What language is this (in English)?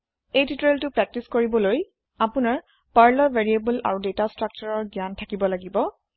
Assamese